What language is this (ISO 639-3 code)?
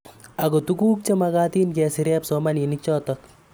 kln